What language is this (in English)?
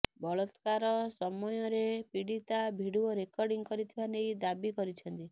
Odia